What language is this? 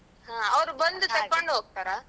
Kannada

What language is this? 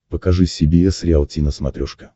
Russian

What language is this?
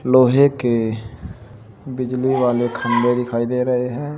Hindi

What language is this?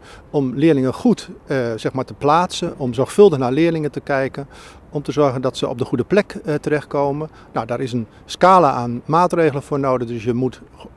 Dutch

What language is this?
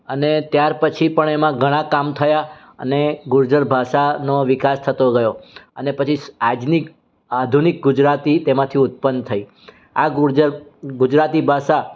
Gujarati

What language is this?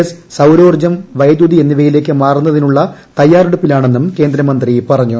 Malayalam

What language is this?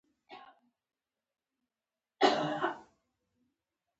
Pashto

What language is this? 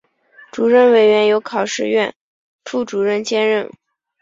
Chinese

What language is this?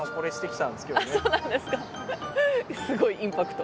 Japanese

